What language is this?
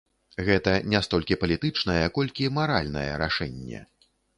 Belarusian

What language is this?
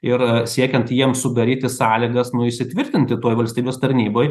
Lithuanian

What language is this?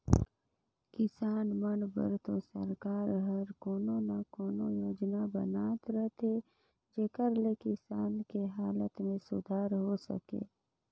Chhattisgarhi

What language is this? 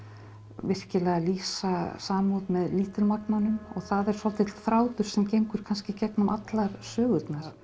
Icelandic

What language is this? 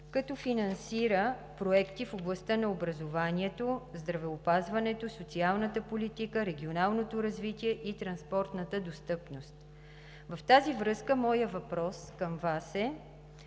Bulgarian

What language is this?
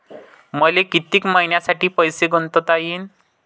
Marathi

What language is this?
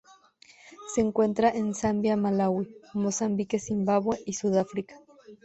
Spanish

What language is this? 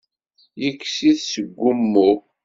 Kabyle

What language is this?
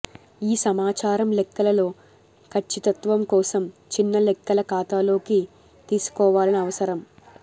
Telugu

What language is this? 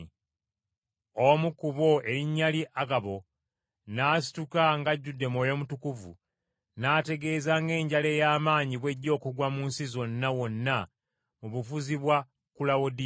Ganda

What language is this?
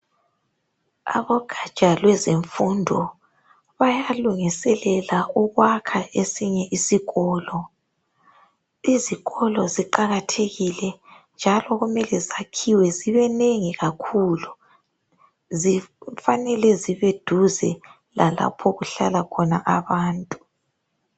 North Ndebele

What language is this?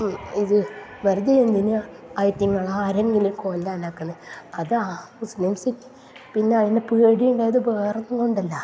Malayalam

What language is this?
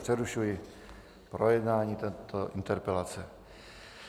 Czech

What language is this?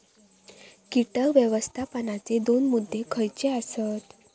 Marathi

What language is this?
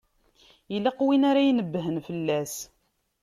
Kabyle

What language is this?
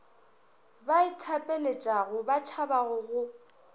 Northern Sotho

